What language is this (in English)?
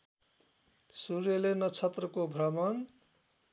Nepali